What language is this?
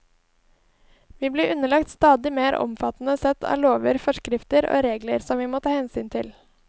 Norwegian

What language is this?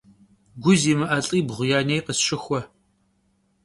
Kabardian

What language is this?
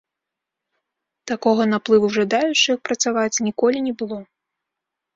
Belarusian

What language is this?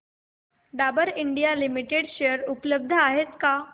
Marathi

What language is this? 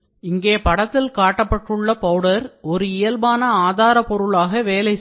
Tamil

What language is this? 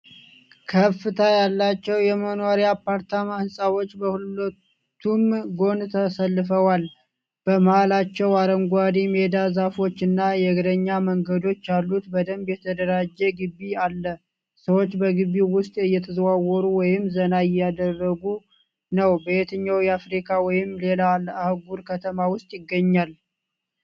Amharic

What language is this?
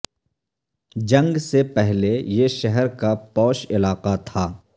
Urdu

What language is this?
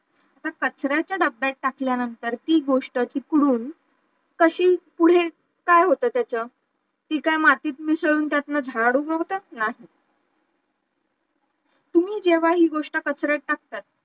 Marathi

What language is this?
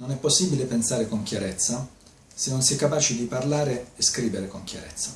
Italian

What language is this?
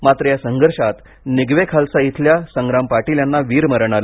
Marathi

